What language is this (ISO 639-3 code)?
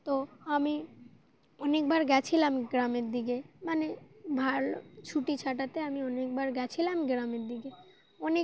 ben